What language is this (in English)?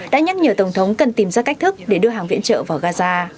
Vietnamese